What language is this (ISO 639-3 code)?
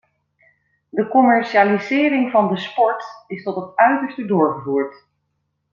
nld